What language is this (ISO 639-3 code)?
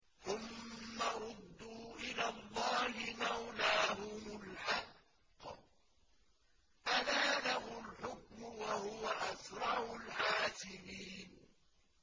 ara